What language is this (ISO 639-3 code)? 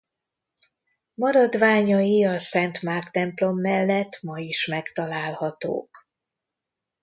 hun